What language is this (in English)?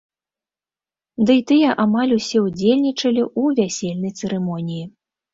Belarusian